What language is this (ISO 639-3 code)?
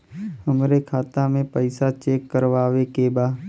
bho